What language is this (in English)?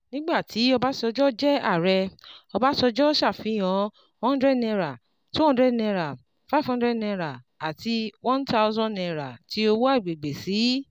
Yoruba